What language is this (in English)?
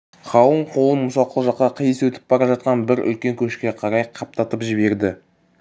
Kazakh